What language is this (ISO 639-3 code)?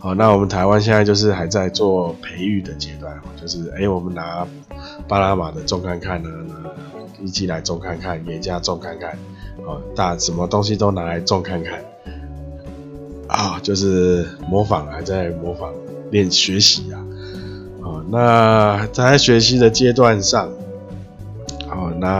zho